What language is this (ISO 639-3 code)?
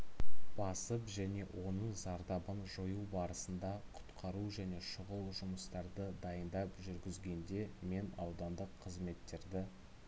kaz